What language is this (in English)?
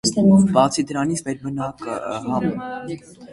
Armenian